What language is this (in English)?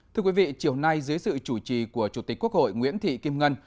Vietnamese